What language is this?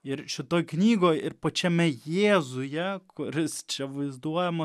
Lithuanian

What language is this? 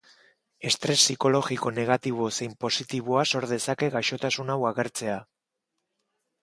Basque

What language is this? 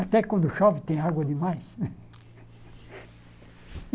Portuguese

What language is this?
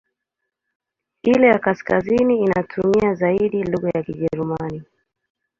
Swahili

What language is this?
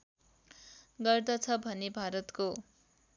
Nepali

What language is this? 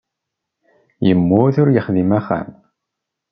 Kabyle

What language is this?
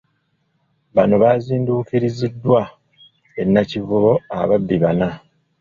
Ganda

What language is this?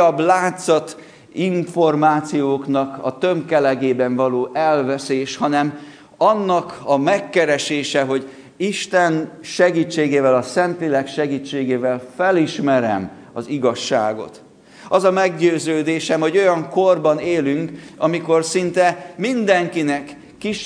Hungarian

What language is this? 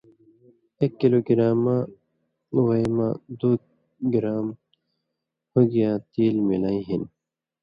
Indus Kohistani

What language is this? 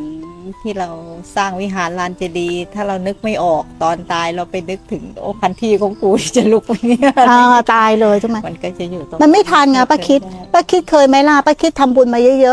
Thai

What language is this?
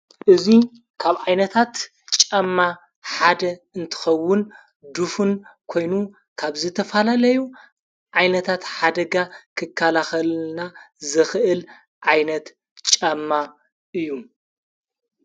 Tigrinya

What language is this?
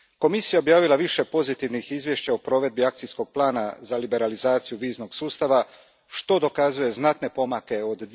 Croatian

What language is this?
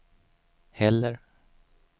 Swedish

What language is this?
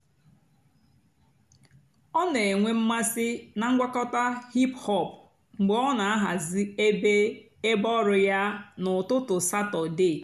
Igbo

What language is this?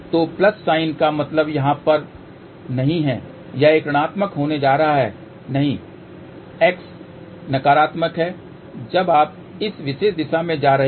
Hindi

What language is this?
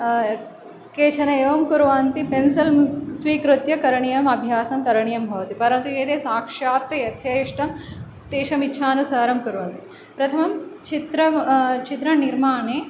Sanskrit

